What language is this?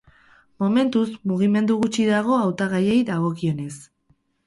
Basque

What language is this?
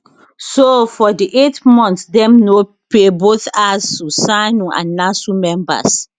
Nigerian Pidgin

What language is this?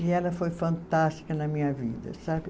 Portuguese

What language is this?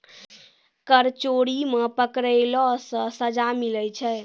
Maithili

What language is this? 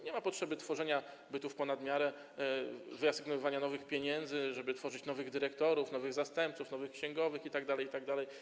Polish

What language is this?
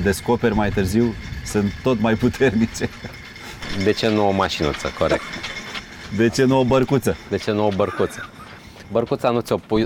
Romanian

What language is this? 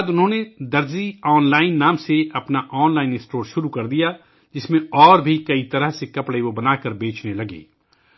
Urdu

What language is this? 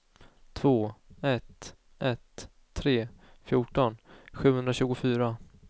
Swedish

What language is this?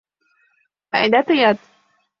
Mari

